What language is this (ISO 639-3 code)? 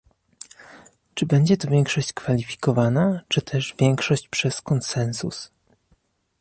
pol